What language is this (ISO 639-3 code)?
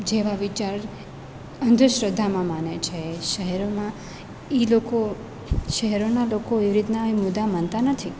guj